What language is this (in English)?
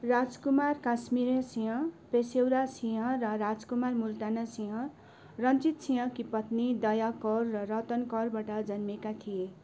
Nepali